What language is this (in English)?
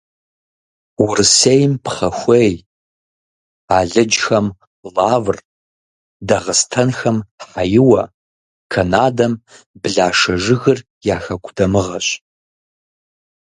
Kabardian